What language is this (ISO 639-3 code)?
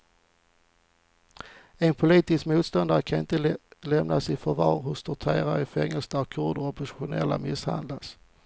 swe